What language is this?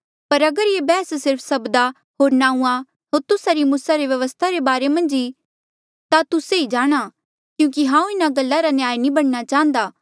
Mandeali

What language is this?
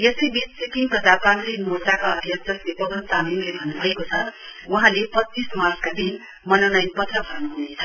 Nepali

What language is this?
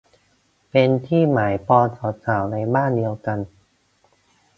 Thai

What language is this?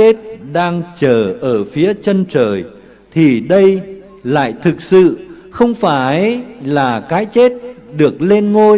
Vietnamese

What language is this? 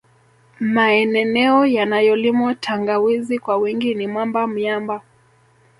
Swahili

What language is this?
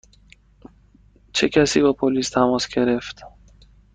Persian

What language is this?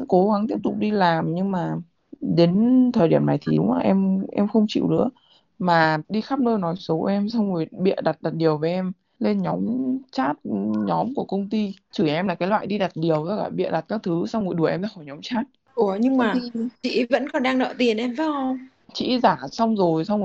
Vietnamese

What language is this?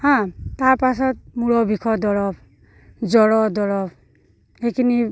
Assamese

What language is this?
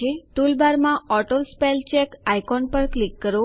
Gujarati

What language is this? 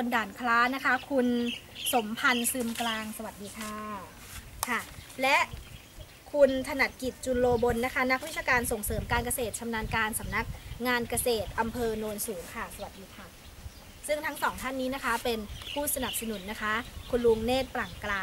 Thai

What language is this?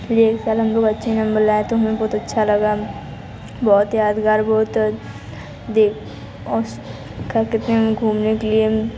Hindi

